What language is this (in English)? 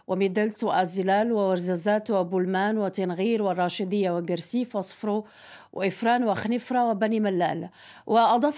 Arabic